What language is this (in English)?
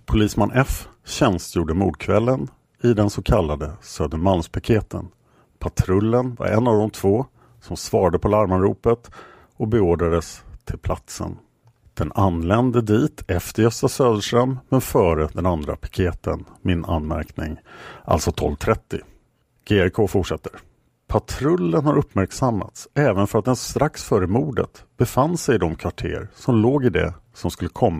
Swedish